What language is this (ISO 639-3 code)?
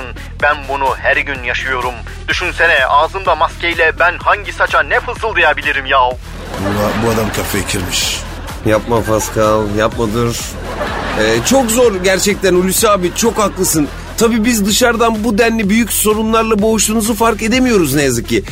tur